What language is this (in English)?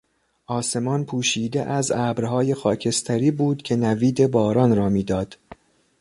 Persian